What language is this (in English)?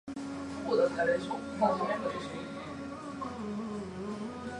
Japanese